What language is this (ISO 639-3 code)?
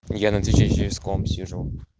rus